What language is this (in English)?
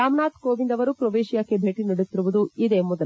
Kannada